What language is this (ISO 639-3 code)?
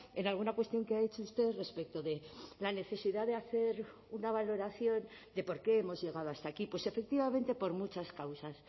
spa